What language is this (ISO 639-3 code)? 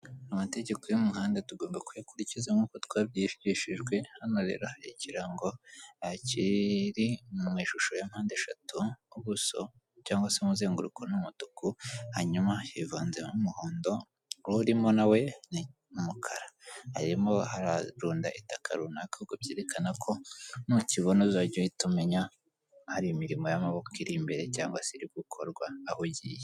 kin